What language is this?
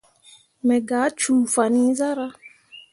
Mundang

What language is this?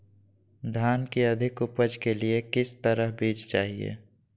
Magahi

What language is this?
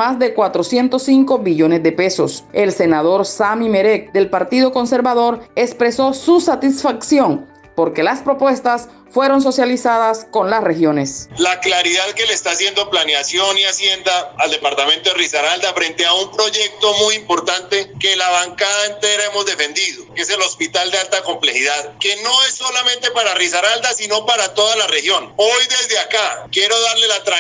Spanish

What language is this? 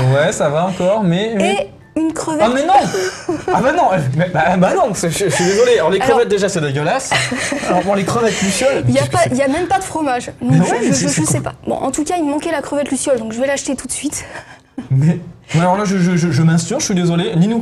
French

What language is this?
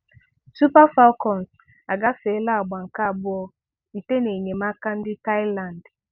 Igbo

